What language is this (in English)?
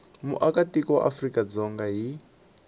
Tsonga